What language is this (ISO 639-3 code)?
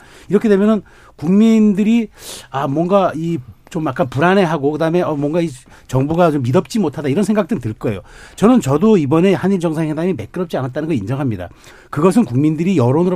kor